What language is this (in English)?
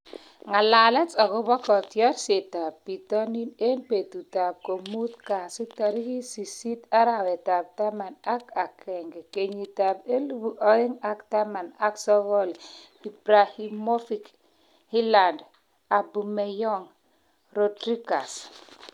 Kalenjin